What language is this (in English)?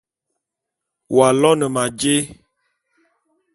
Bulu